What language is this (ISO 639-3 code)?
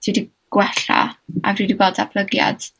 cym